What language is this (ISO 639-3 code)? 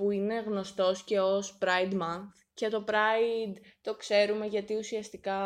ell